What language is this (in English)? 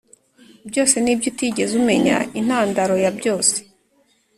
Kinyarwanda